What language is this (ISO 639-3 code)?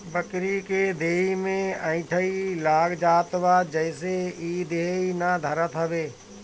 bho